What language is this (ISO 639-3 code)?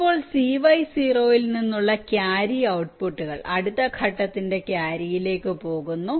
mal